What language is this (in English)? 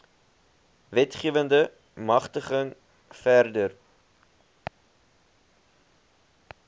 Afrikaans